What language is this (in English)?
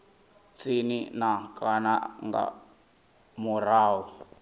Venda